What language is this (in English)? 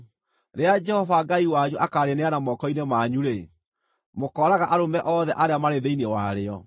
Kikuyu